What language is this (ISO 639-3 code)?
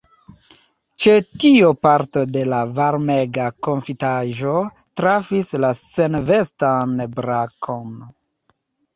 epo